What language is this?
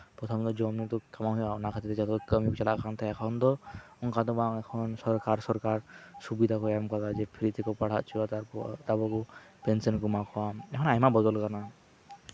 Santali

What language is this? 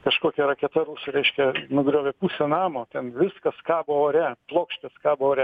Lithuanian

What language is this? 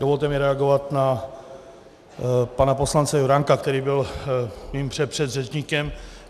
Czech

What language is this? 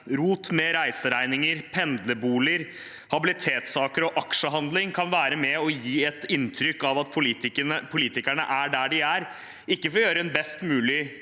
Norwegian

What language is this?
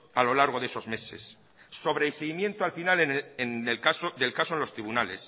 Spanish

